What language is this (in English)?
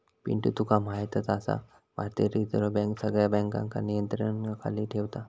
Marathi